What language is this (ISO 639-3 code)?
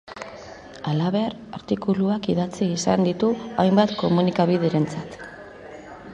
eus